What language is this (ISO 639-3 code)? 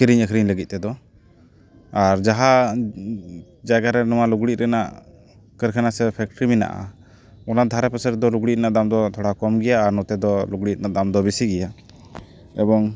sat